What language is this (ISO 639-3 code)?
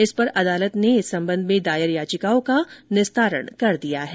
hin